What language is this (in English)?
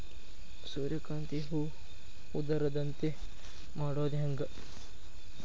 Kannada